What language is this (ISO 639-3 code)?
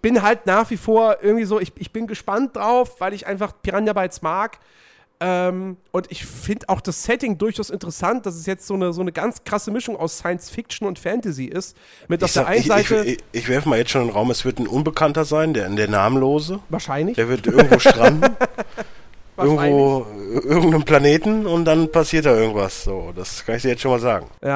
deu